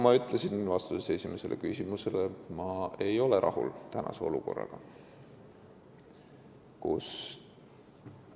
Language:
Estonian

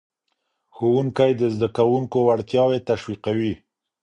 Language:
Pashto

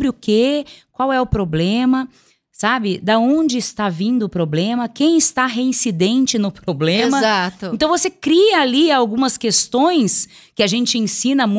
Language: Portuguese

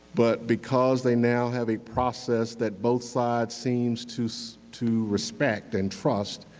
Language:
English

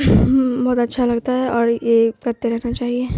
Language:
Urdu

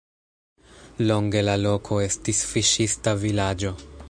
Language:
Esperanto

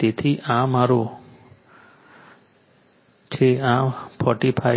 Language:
Gujarati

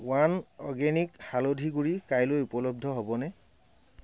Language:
Assamese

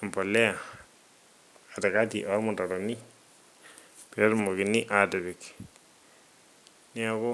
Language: Masai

